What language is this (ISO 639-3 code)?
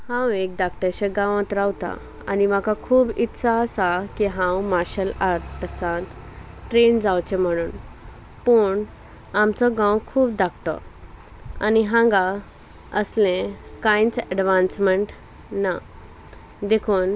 kok